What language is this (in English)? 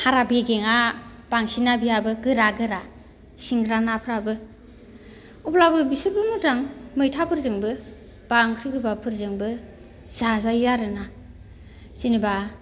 Bodo